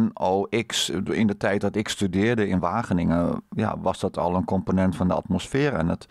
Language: Dutch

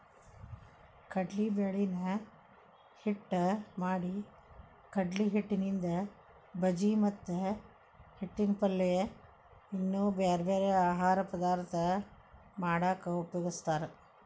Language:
Kannada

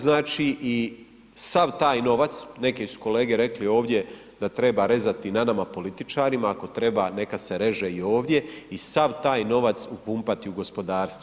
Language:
Croatian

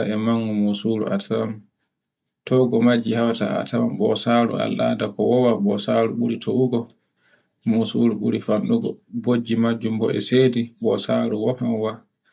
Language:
Borgu Fulfulde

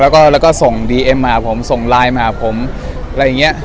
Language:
Thai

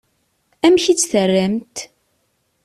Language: Kabyle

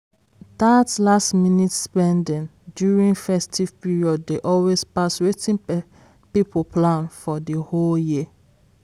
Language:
Nigerian Pidgin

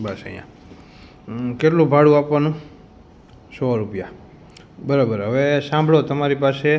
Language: Gujarati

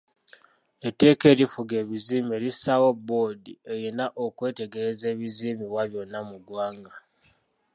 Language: Ganda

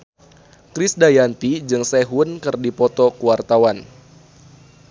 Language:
Sundanese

